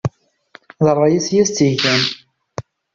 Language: Kabyle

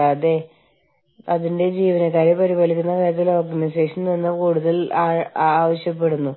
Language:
Malayalam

